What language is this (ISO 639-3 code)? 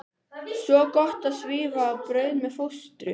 isl